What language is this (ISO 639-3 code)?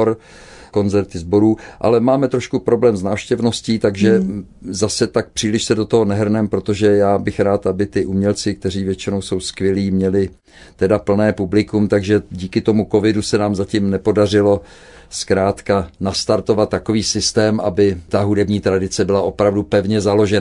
ces